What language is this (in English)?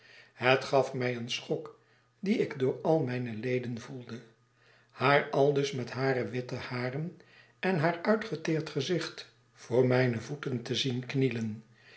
Dutch